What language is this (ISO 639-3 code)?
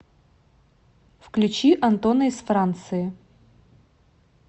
rus